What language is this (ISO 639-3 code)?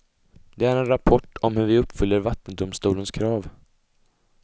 swe